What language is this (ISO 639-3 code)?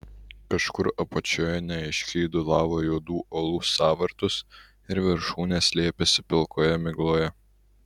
lit